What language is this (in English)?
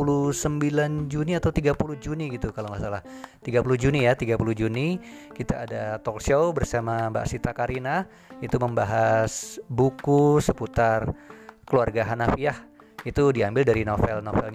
Indonesian